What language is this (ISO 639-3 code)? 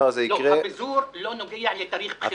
heb